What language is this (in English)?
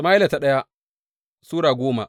Hausa